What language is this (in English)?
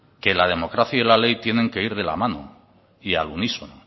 Spanish